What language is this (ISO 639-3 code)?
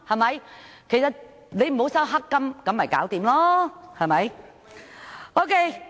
yue